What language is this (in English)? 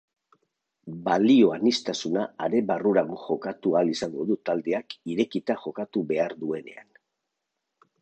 Basque